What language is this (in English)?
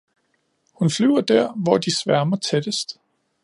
Danish